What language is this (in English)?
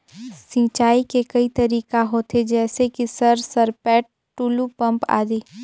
Chhattisgarhi